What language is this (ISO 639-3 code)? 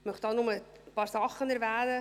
gsw